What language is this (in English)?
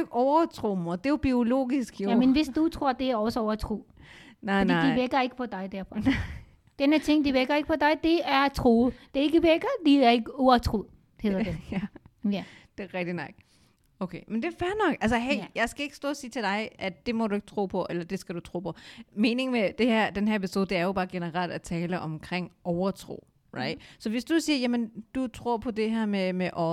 Danish